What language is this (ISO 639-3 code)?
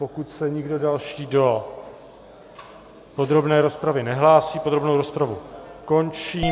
ces